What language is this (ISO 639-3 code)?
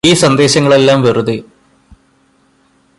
mal